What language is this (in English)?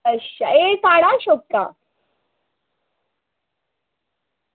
Dogri